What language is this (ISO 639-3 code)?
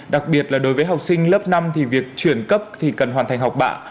vie